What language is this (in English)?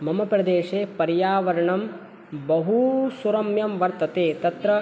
Sanskrit